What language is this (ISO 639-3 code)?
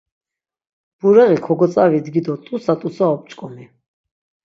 lzz